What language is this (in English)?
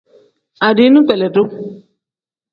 Tem